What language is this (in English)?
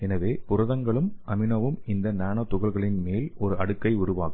Tamil